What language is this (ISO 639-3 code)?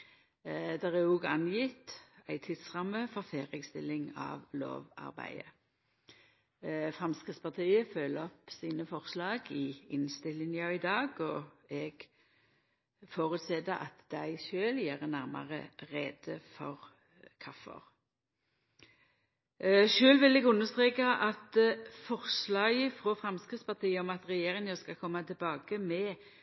nno